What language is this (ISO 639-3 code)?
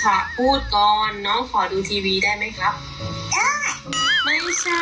tha